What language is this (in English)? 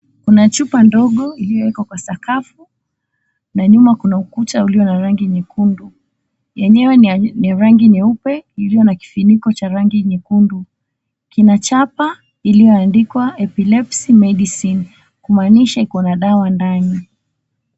Swahili